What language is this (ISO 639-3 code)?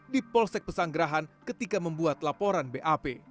ind